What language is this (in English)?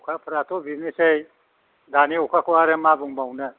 Bodo